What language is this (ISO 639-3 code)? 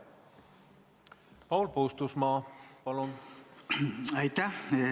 est